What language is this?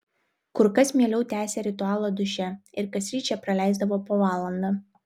Lithuanian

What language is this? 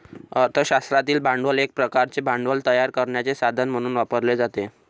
Marathi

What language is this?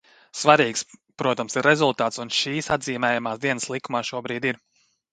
Latvian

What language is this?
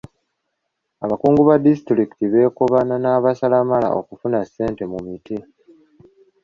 Ganda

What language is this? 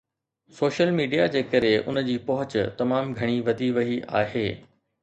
Sindhi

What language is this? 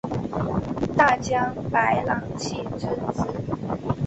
Chinese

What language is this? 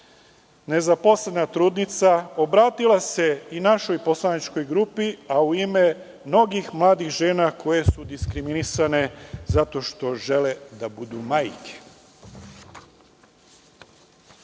Serbian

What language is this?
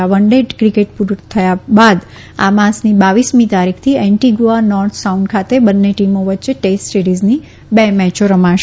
Gujarati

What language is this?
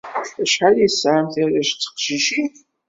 Kabyle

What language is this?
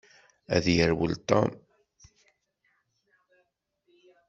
Kabyle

